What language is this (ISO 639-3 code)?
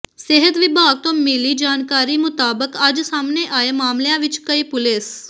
pan